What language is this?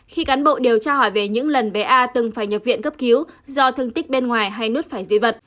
Vietnamese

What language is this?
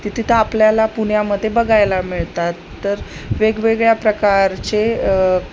Marathi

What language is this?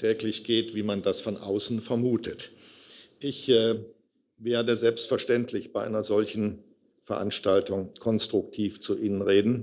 German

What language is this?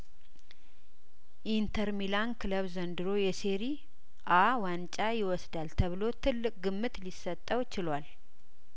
Amharic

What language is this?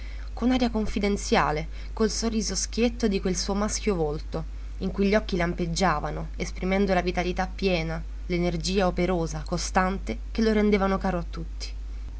Italian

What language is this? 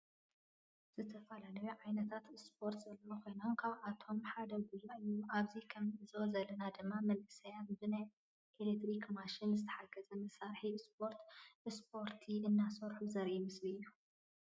Tigrinya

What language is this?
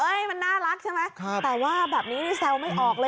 Thai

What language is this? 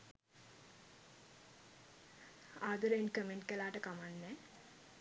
Sinhala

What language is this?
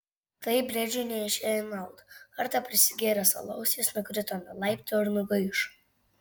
Lithuanian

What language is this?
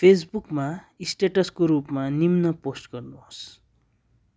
Nepali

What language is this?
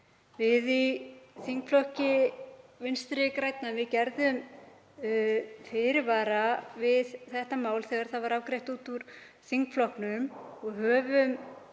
Icelandic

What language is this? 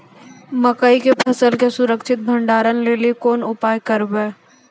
Maithili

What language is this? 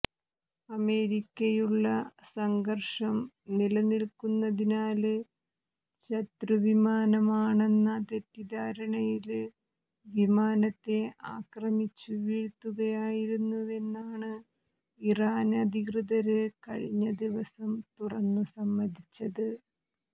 Malayalam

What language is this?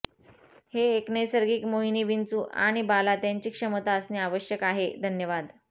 Marathi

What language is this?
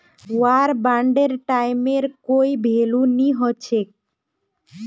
Magahi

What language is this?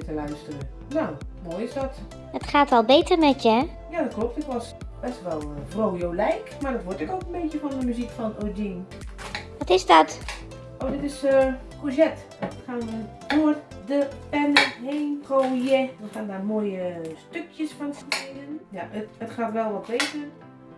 Dutch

